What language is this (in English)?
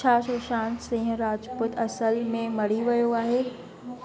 Sindhi